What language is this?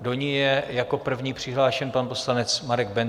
Czech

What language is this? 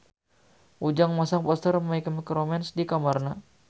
Sundanese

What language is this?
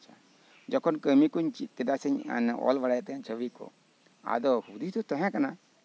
Santali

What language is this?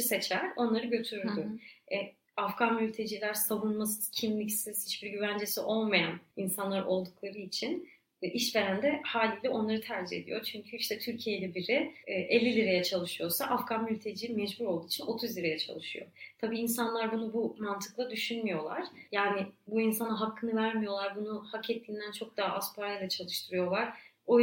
Turkish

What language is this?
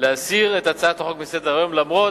Hebrew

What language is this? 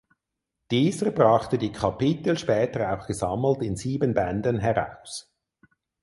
German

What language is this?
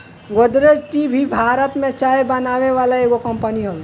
Bhojpuri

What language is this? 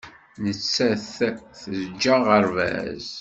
Kabyle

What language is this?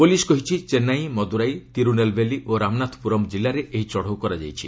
Odia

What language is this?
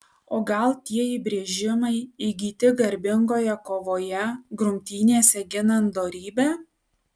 Lithuanian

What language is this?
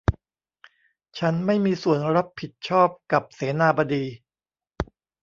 Thai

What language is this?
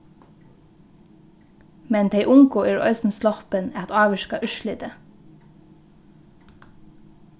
Faroese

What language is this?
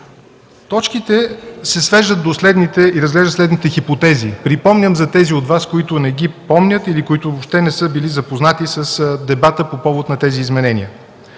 Bulgarian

